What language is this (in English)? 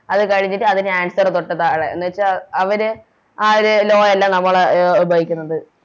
Malayalam